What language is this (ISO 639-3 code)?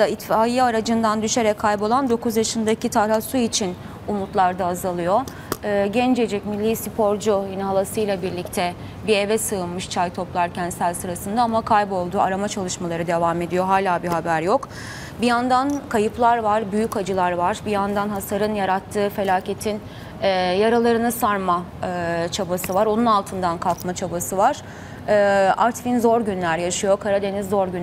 tur